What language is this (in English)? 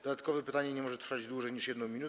Polish